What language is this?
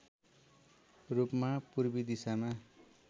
Nepali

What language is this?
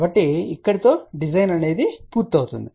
Telugu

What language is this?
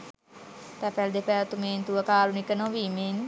Sinhala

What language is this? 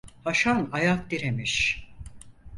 Turkish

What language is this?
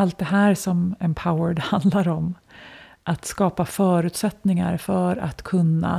Swedish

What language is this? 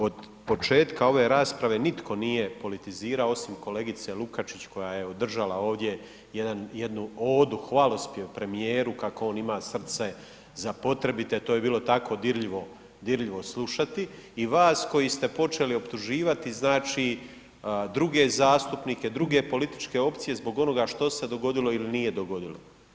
Croatian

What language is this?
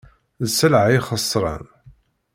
Kabyle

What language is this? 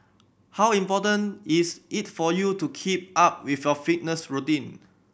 English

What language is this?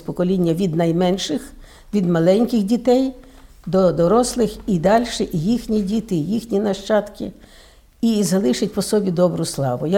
Ukrainian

